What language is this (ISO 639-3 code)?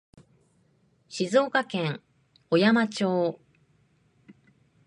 jpn